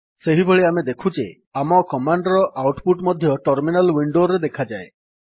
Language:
Odia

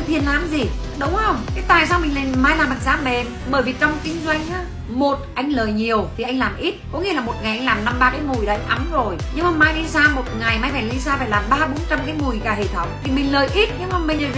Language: Vietnamese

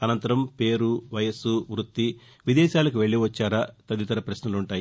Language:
Telugu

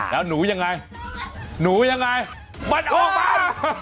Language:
Thai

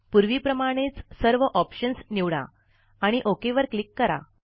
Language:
Marathi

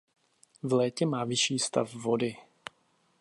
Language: Czech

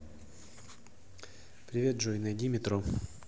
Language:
Russian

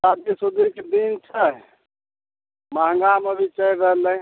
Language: Maithili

